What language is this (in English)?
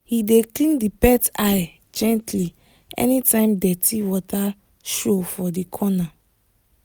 Nigerian Pidgin